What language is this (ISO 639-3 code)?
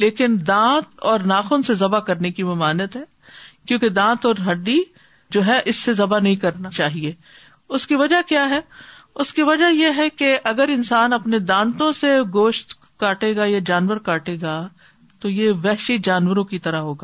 urd